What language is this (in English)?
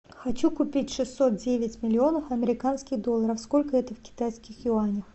Russian